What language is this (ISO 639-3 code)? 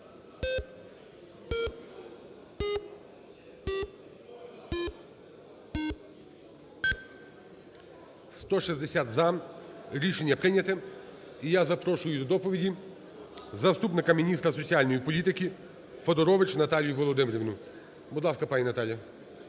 ukr